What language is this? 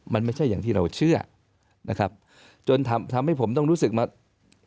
Thai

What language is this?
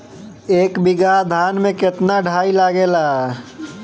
Bhojpuri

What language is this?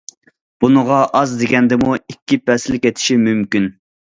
Uyghur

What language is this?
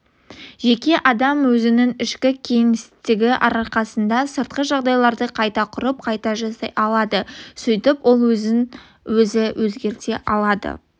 Kazakh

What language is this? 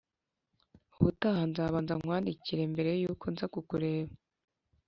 Kinyarwanda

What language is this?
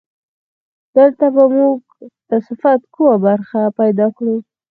Pashto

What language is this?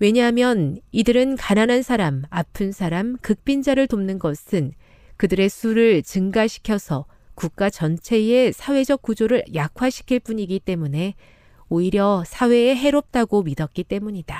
Korean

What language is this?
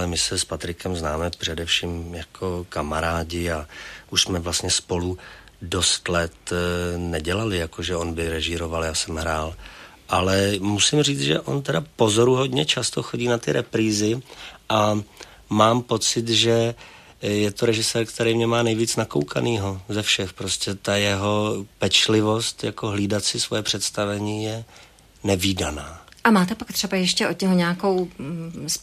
Czech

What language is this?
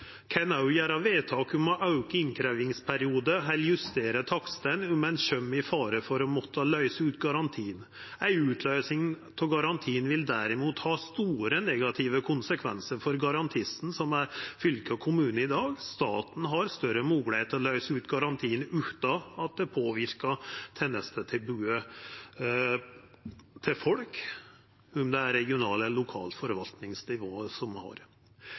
Norwegian Nynorsk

